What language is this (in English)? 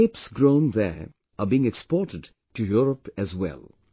English